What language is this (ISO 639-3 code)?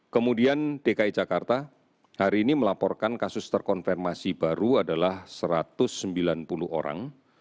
ind